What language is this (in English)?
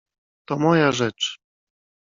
Polish